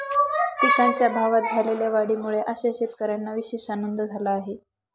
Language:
Marathi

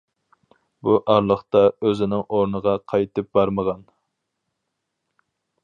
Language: Uyghur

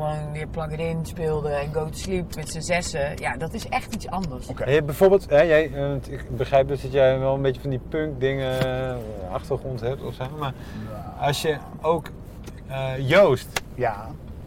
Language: Dutch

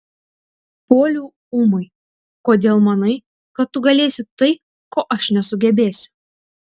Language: Lithuanian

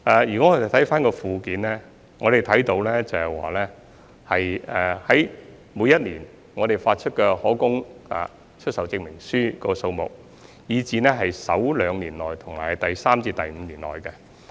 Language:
Cantonese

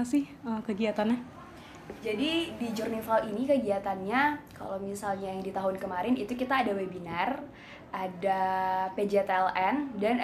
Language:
Indonesian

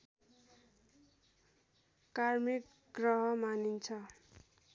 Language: Nepali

